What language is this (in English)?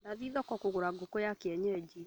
Kikuyu